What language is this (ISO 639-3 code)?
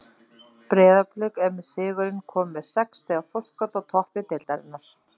isl